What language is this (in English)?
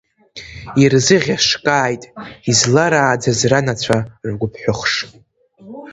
Abkhazian